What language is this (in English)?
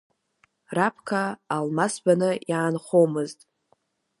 Abkhazian